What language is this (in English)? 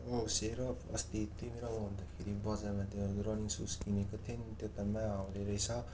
Nepali